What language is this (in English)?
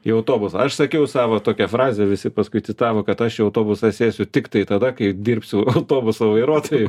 Lithuanian